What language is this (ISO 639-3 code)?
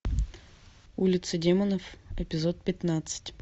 rus